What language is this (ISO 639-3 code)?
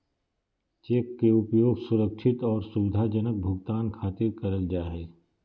mag